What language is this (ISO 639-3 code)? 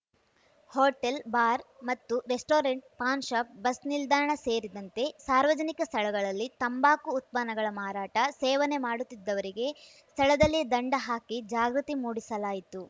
kan